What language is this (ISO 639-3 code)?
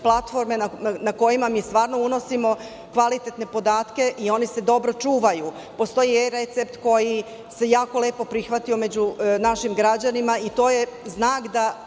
srp